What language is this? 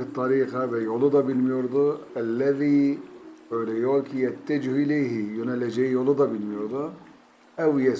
Turkish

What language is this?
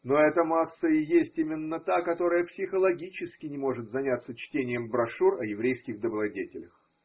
Russian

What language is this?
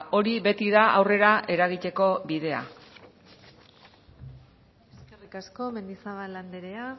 Basque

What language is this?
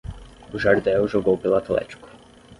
Portuguese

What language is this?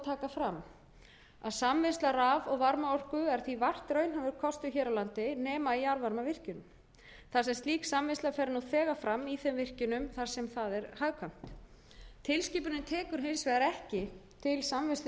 Icelandic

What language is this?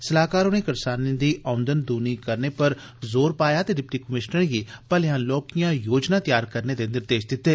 Dogri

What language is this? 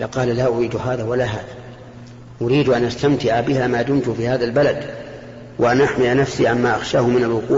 Arabic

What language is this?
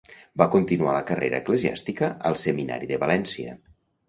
Catalan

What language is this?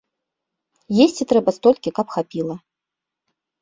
Belarusian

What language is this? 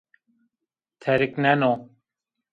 Zaza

